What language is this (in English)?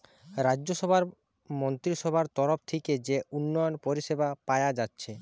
Bangla